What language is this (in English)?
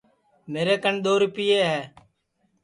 Sansi